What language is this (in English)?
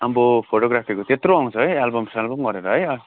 Nepali